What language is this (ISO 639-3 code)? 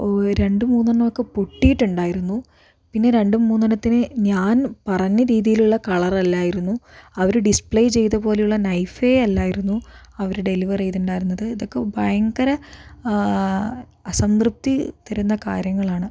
mal